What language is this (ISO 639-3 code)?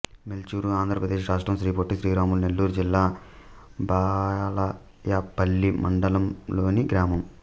tel